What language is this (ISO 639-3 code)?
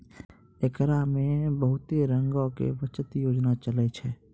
mai